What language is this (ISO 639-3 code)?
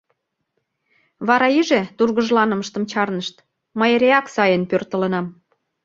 chm